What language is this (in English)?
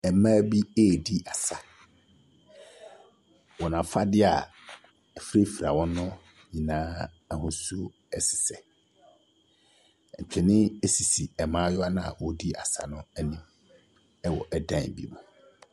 Akan